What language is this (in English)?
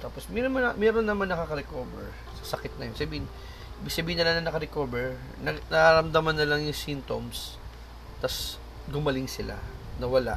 Filipino